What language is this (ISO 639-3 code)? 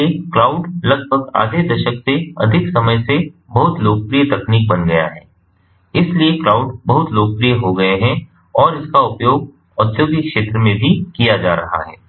hin